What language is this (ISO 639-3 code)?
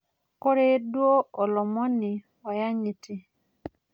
mas